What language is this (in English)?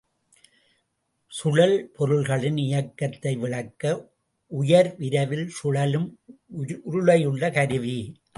Tamil